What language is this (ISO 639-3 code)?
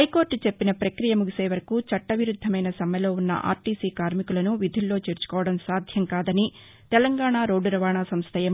tel